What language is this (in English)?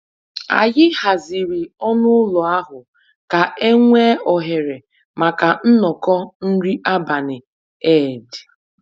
Igbo